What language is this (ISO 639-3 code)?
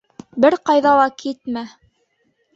bak